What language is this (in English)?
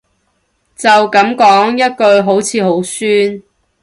Cantonese